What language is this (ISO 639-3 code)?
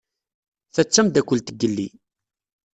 kab